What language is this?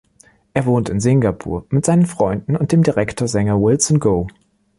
German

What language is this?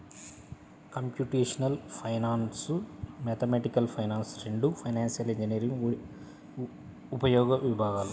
Telugu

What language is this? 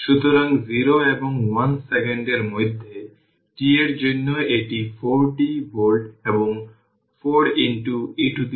Bangla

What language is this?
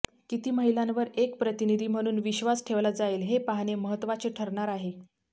Marathi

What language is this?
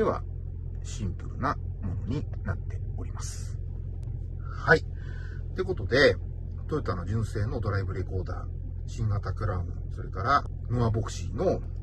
Japanese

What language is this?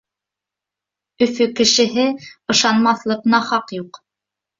Bashkir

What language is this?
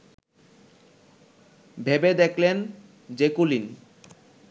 Bangla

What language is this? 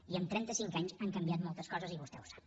Catalan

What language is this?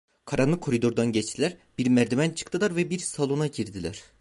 Turkish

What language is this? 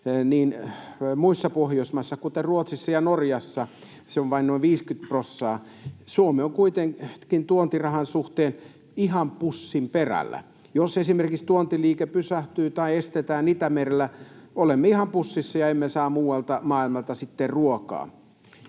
Finnish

